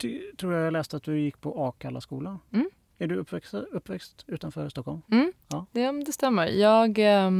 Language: Swedish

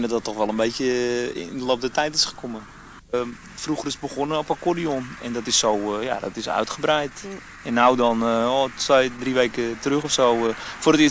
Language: Dutch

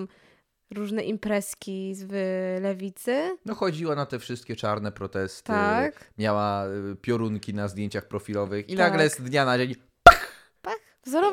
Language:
Polish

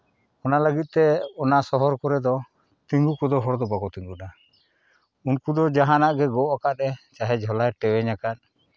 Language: Santali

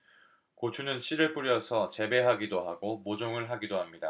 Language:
Korean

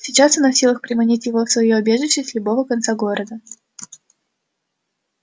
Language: Russian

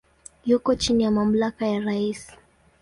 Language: Swahili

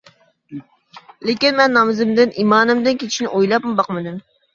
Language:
Uyghur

